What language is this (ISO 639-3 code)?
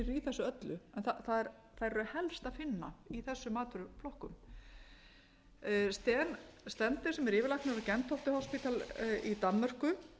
isl